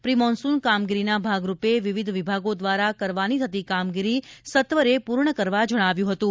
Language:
Gujarati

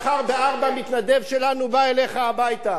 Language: Hebrew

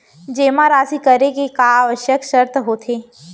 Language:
Chhattisgarhi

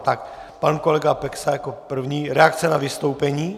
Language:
Czech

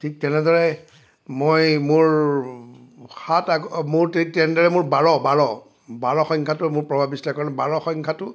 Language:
Assamese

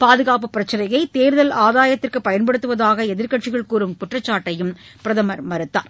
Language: Tamil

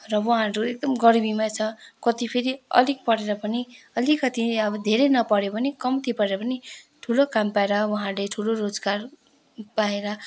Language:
Nepali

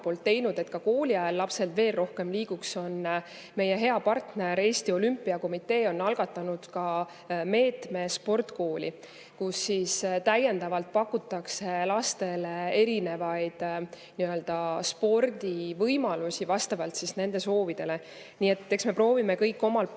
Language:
Estonian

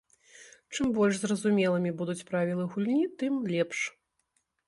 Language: Belarusian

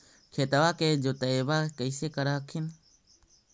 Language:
Magahi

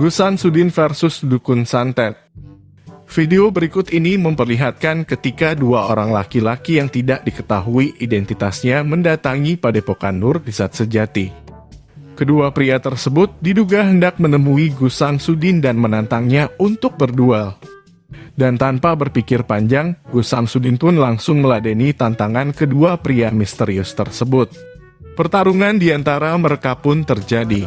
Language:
Indonesian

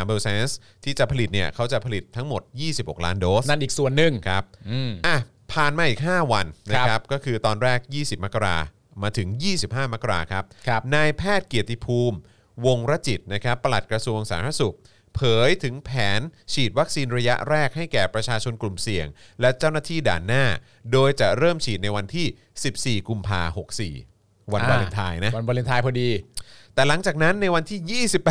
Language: Thai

